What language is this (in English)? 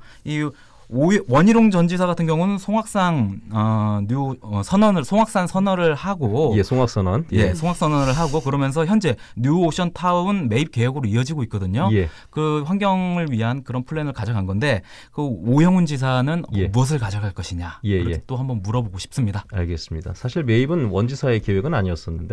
Korean